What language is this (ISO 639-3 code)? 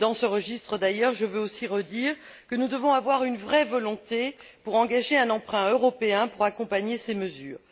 fra